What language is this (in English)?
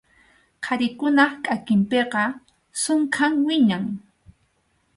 Arequipa-La Unión Quechua